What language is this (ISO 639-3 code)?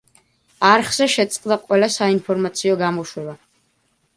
kat